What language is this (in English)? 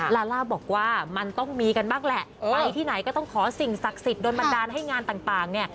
Thai